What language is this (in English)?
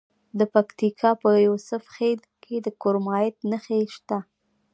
Pashto